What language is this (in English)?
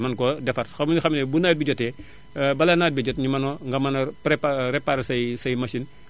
Wolof